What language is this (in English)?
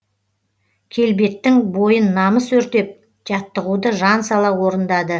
Kazakh